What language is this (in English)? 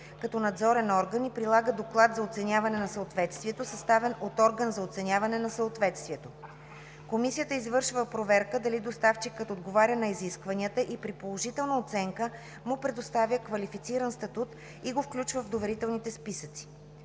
Bulgarian